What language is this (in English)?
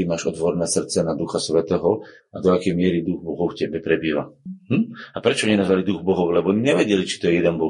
Slovak